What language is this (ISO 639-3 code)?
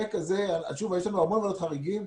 heb